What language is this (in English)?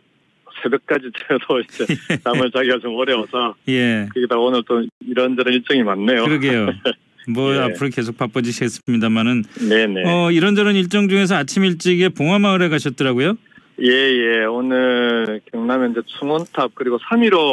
Korean